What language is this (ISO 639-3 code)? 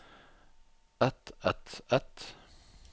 nor